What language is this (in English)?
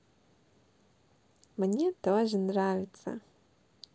Russian